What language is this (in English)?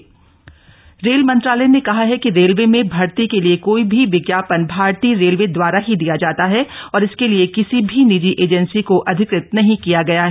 Hindi